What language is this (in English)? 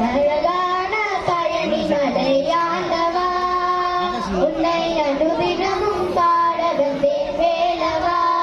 Tamil